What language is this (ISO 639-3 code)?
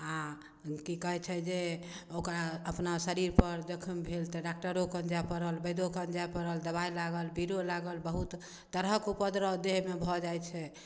mai